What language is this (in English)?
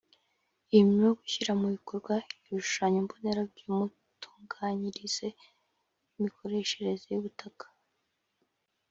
Kinyarwanda